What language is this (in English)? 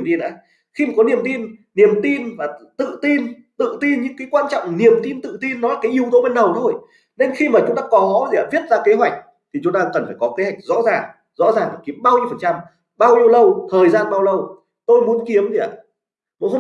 Vietnamese